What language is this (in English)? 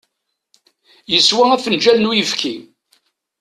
Kabyle